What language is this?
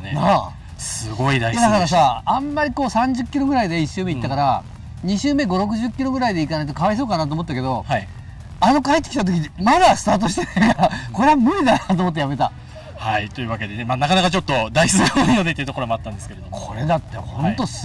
Japanese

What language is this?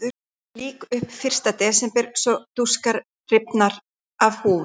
Icelandic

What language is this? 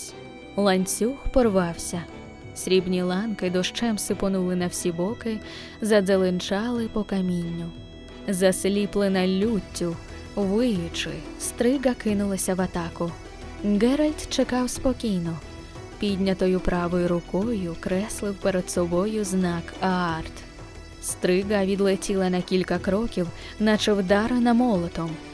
Ukrainian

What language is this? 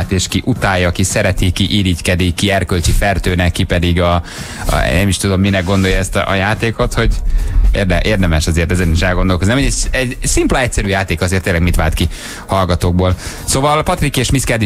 Hungarian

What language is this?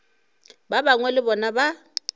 Northern Sotho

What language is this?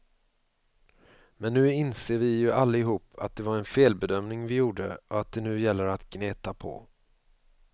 Swedish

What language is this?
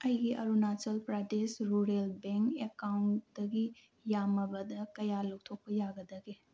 Manipuri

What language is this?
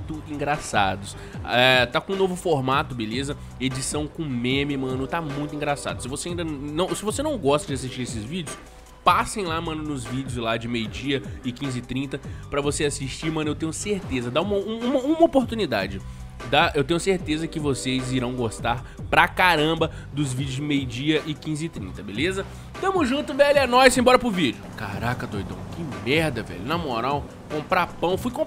Portuguese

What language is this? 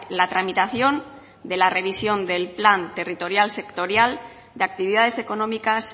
Spanish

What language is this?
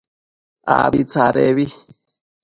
Matsés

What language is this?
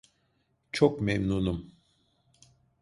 Turkish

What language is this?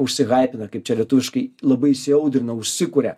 Lithuanian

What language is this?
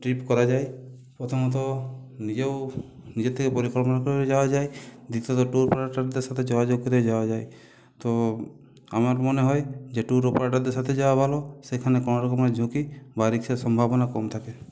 Bangla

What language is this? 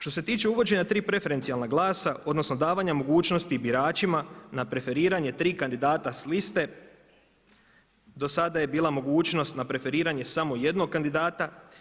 Croatian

